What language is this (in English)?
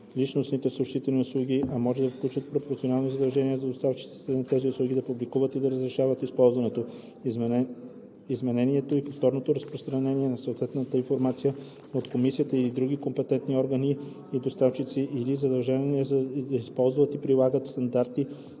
Bulgarian